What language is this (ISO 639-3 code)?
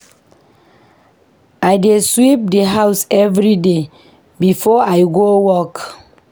pcm